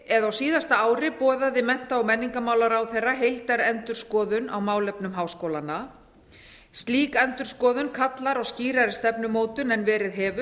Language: Icelandic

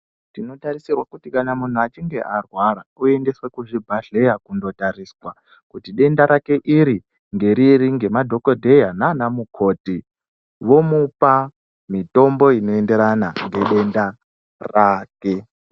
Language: Ndau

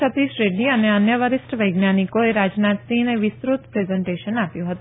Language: Gujarati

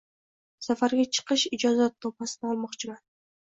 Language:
Uzbek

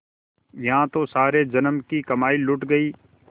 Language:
Hindi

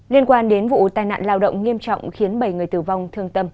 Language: Vietnamese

